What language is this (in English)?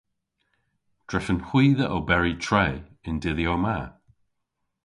Cornish